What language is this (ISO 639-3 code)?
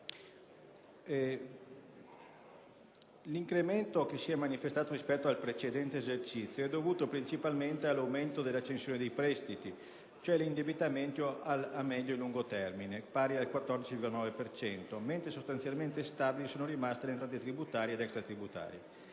ita